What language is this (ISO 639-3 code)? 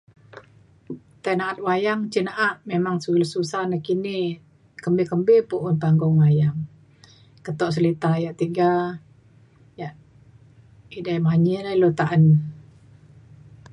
xkl